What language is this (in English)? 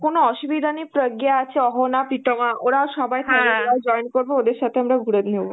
Bangla